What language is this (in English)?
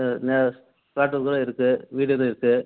Tamil